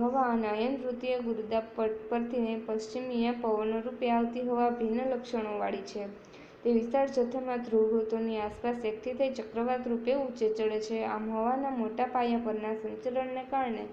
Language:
Romanian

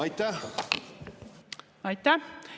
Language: Estonian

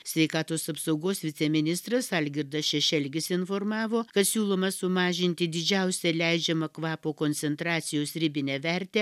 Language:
Lithuanian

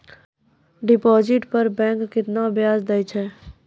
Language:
Maithili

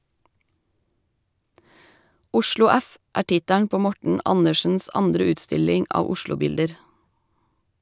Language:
Norwegian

